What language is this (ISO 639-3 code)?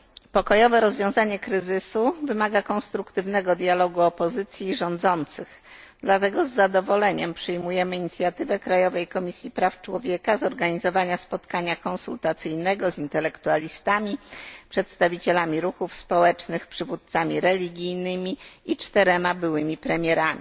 pol